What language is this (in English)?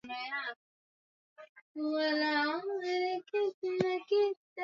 Swahili